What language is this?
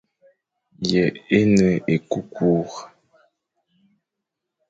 Fang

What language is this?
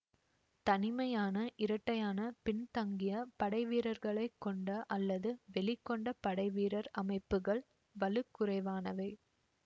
Tamil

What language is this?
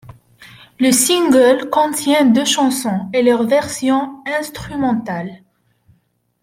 French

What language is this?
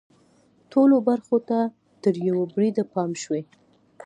Pashto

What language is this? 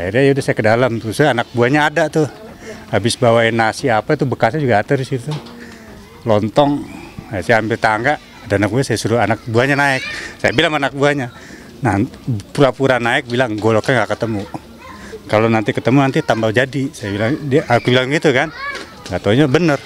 Indonesian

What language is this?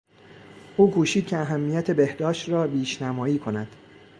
Persian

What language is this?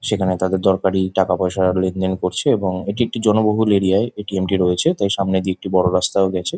Bangla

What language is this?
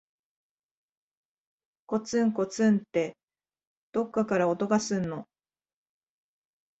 Japanese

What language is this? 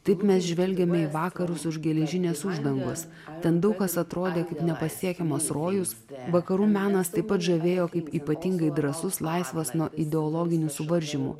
Lithuanian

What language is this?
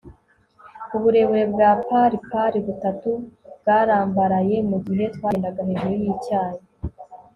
Kinyarwanda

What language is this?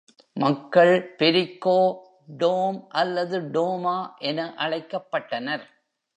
Tamil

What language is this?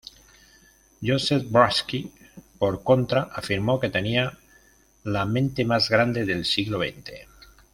Spanish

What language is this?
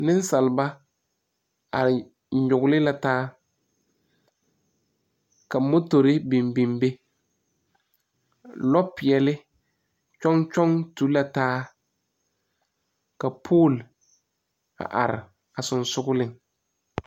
Southern Dagaare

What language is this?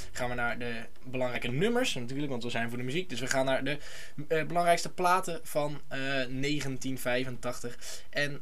Dutch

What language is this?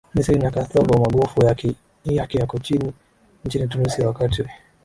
Swahili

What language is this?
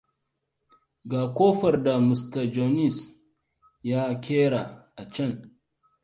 Hausa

